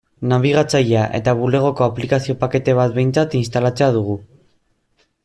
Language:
Basque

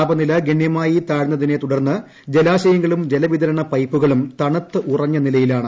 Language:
Malayalam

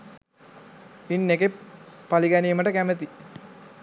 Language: Sinhala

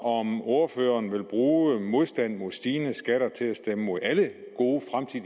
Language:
Danish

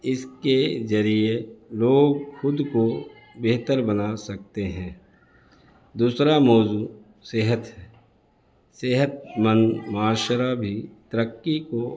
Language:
Urdu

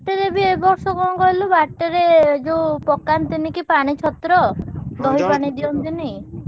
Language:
Odia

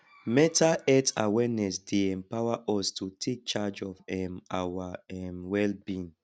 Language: Nigerian Pidgin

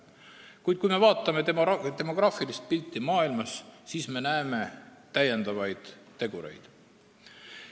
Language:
Estonian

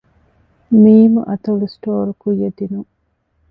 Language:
Divehi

